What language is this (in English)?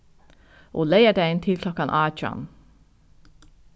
Faroese